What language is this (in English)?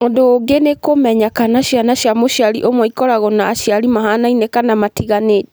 Kikuyu